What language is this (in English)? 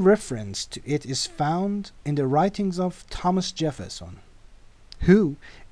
Persian